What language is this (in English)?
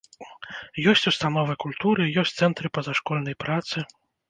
Belarusian